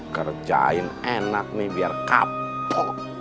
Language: Indonesian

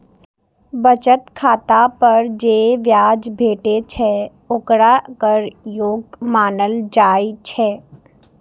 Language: Maithili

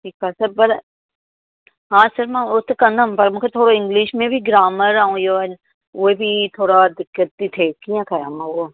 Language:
Sindhi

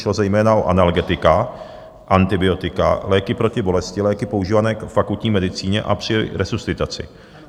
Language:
Czech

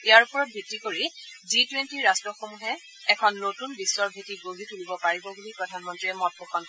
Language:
Assamese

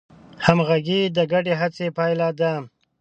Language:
Pashto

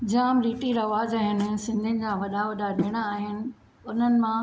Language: Sindhi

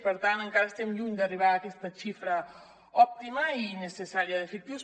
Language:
Catalan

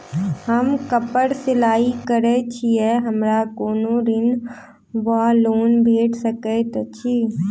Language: Maithili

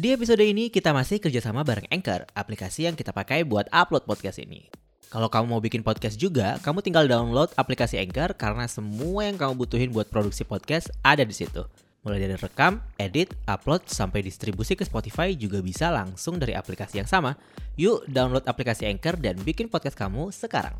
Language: Indonesian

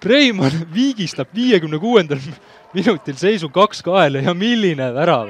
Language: Finnish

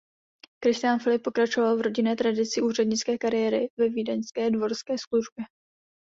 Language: Czech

